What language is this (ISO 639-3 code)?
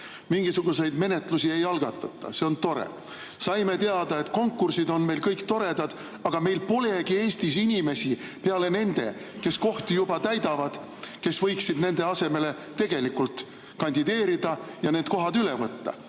est